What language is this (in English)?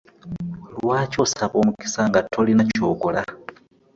Ganda